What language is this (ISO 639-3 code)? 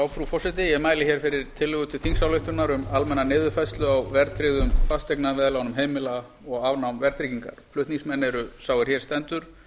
isl